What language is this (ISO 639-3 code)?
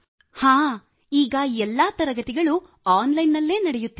kan